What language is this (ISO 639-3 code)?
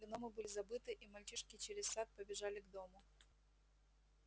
rus